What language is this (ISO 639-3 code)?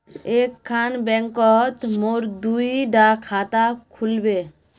mag